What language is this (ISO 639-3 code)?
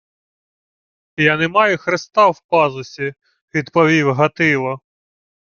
ukr